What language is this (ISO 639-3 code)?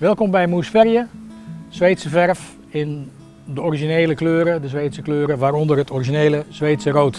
nld